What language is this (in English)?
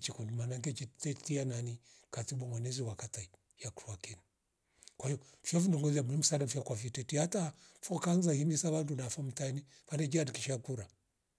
Rombo